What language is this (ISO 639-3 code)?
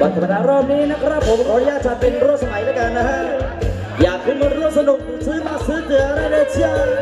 tha